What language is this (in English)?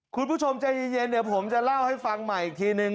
Thai